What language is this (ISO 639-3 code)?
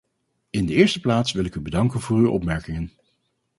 nld